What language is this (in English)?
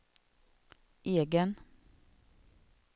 Swedish